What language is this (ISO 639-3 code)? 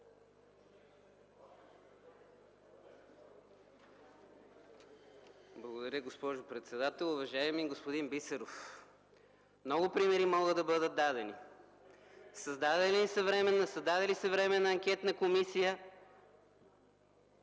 bul